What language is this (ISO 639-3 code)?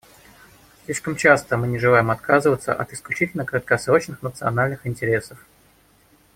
rus